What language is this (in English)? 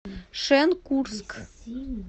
Russian